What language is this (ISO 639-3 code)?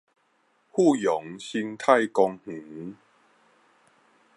nan